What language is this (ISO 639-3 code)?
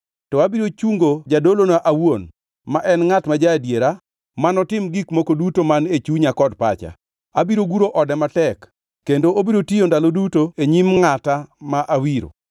luo